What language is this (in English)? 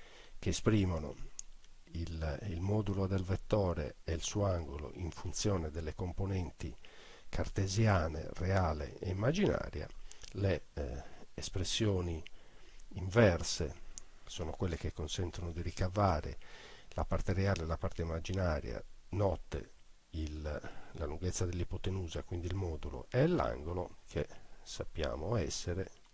Italian